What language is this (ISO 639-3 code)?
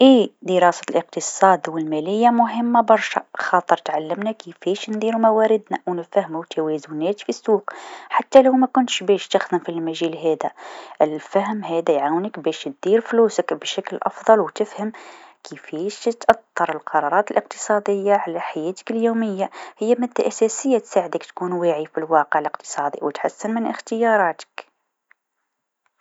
aeb